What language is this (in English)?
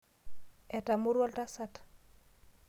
Masai